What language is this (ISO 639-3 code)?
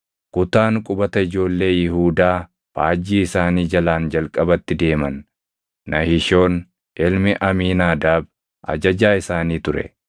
orm